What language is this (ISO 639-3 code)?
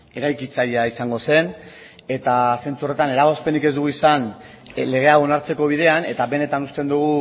eus